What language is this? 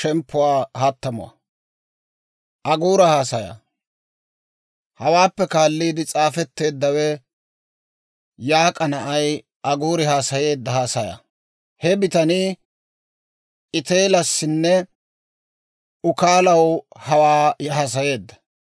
Dawro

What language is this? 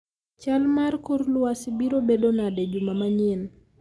Luo (Kenya and Tanzania)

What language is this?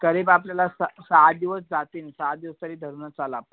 Marathi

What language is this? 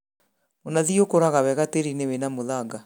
Kikuyu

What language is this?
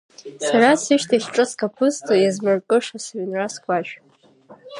Abkhazian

